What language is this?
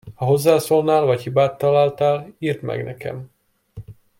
Hungarian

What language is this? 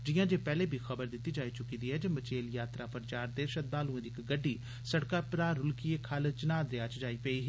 Dogri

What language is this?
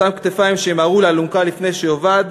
Hebrew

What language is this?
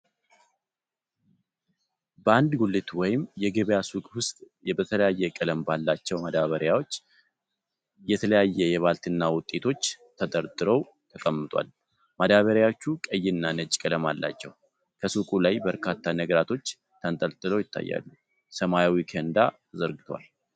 Amharic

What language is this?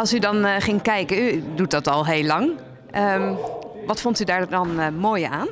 Dutch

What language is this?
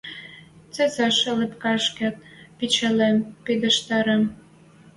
Western Mari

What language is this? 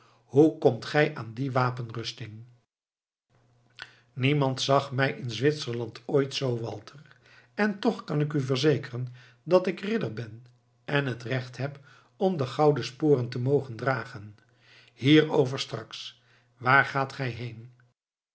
Dutch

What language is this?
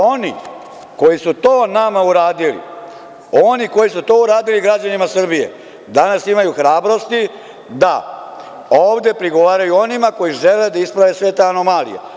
Serbian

